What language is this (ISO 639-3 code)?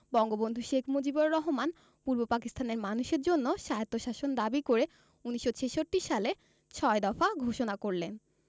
ben